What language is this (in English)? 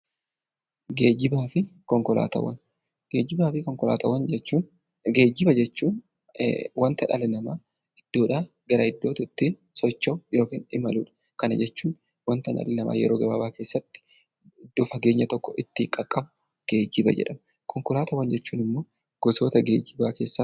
Oromo